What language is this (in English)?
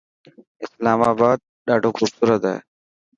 Dhatki